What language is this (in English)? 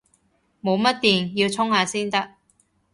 Cantonese